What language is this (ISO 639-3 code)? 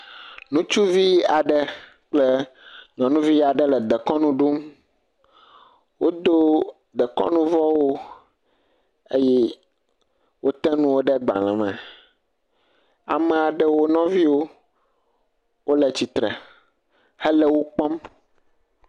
ewe